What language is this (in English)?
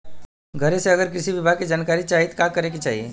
Bhojpuri